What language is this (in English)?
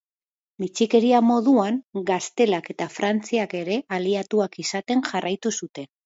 Basque